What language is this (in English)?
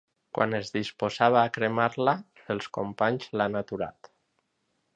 Catalan